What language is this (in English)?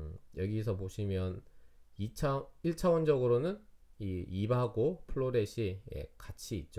Korean